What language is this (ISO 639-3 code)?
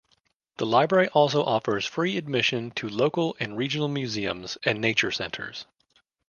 eng